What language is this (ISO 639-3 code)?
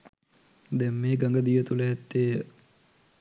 sin